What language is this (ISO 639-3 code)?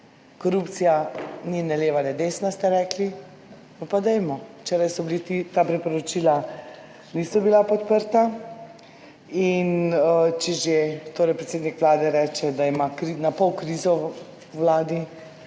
slv